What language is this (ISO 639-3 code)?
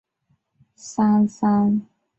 zho